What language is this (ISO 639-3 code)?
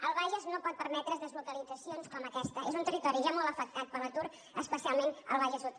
cat